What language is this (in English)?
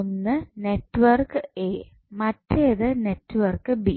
Malayalam